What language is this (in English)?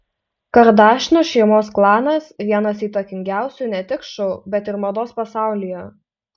Lithuanian